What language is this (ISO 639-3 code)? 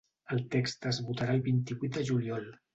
cat